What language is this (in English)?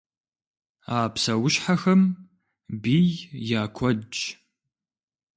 Kabardian